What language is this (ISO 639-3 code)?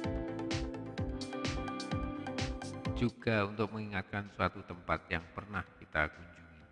ind